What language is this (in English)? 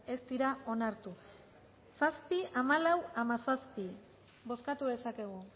Basque